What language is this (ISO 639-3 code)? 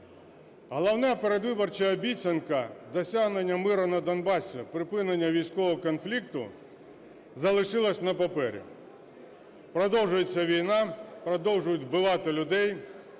ukr